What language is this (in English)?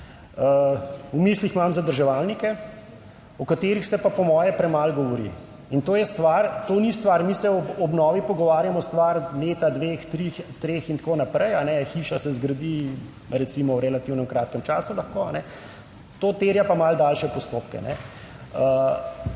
Slovenian